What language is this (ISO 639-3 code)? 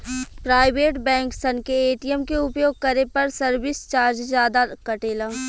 bho